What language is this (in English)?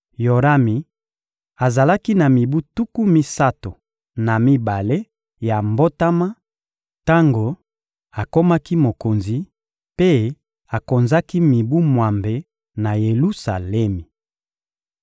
Lingala